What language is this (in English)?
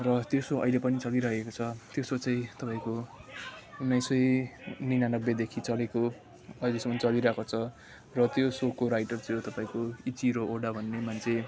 Nepali